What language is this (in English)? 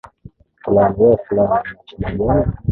Swahili